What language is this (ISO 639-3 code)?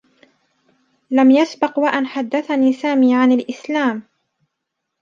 ara